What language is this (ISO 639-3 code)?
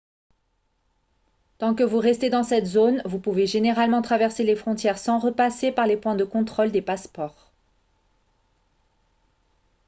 fra